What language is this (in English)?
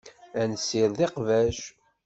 Kabyle